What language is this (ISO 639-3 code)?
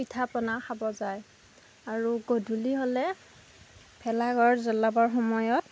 asm